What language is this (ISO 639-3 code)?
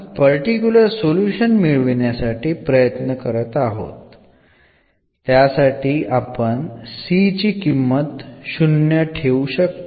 mal